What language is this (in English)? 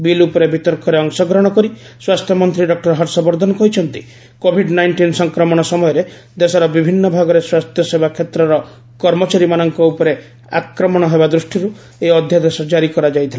Odia